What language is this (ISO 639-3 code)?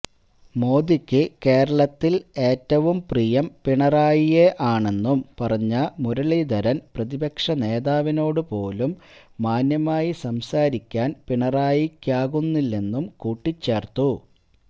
mal